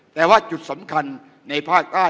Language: Thai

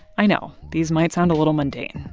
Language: English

